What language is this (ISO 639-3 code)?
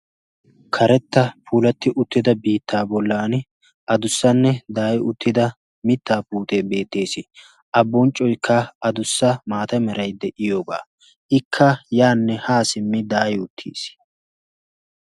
wal